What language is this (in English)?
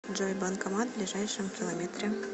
Russian